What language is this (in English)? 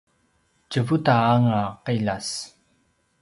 Paiwan